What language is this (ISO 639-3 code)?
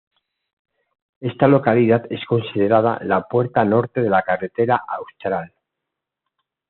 spa